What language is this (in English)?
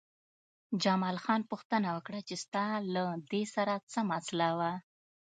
Pashto